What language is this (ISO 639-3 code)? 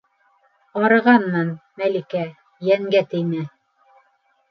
bak